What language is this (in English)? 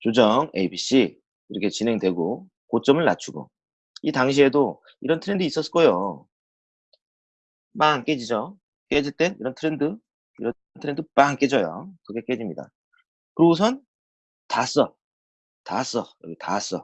Korean